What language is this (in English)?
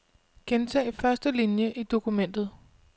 Danish